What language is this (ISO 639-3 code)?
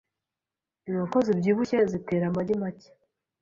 kin